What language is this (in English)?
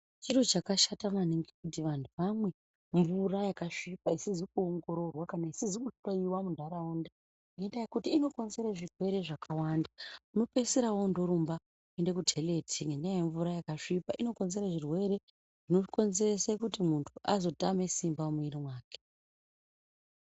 Ndau